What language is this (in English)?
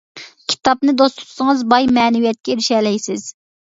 Uyghur